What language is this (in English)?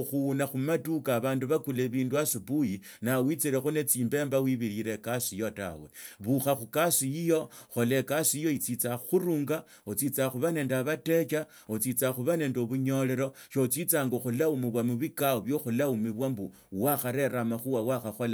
Tsotso